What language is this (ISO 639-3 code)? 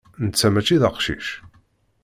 kab